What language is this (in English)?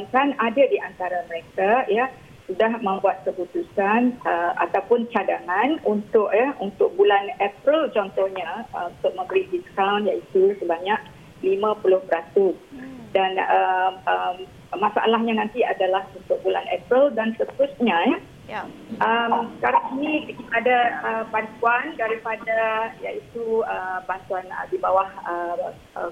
Malay